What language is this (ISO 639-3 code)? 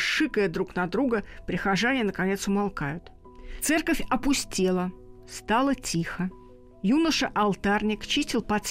rus